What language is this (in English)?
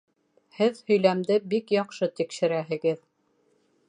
Bashkir